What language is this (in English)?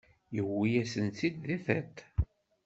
Kabyle